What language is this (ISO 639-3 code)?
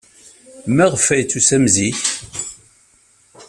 kab